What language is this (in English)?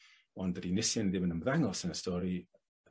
Welsh